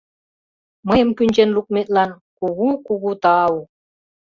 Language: Mari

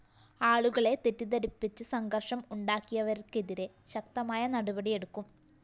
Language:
Malayalam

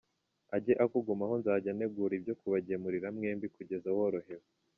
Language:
Kinyarwanda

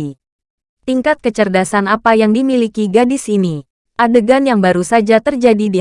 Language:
Indonesian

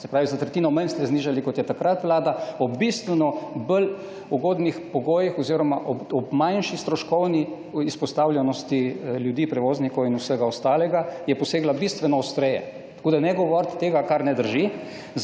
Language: Slovenian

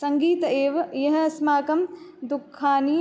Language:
Sanskrit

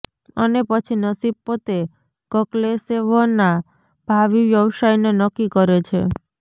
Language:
Gujarati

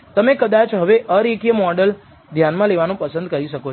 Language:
Gujarati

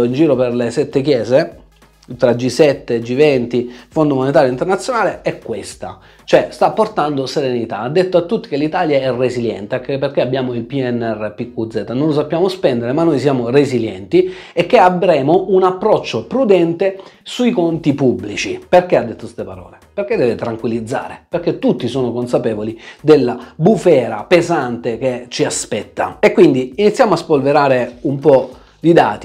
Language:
Italian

